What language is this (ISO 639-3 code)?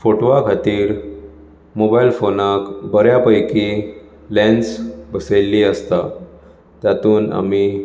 kok